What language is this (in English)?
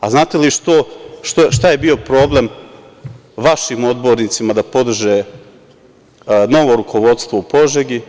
Serbian